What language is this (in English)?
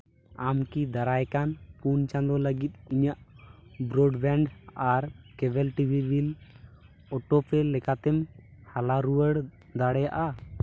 Santali